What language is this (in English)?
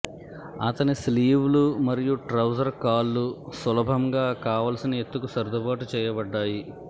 Telugu